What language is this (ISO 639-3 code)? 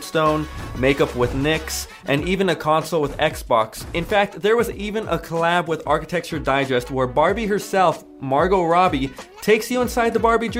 dan